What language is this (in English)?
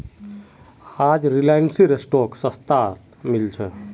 Magahi